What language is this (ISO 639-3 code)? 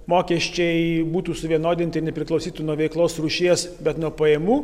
lit